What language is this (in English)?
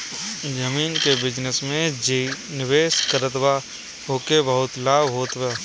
Bhojpuri